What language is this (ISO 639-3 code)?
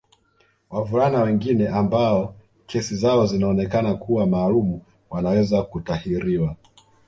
swa